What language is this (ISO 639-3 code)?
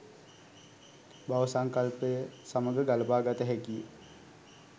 sin